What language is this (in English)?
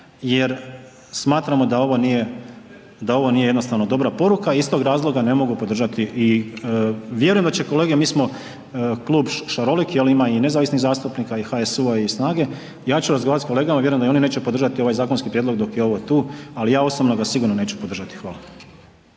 Croatian